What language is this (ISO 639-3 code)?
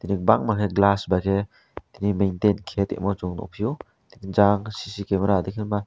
trp